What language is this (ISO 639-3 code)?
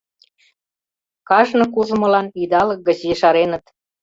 chm